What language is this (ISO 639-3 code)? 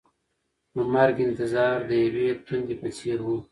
pus